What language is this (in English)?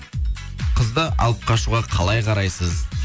Kazakh